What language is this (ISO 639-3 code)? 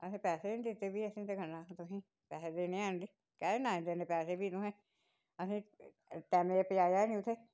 doi